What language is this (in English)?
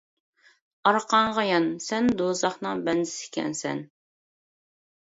Uyghur